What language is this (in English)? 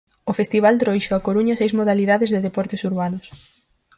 Galician